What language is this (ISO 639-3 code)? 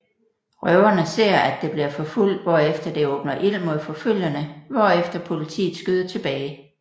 dan